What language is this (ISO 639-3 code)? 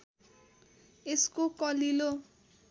nep